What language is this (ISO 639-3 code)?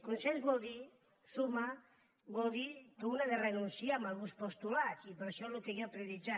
cat